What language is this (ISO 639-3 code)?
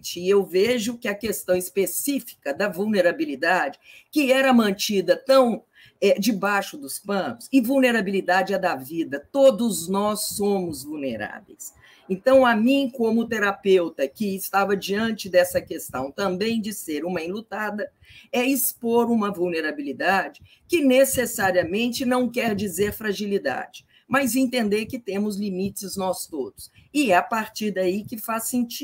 por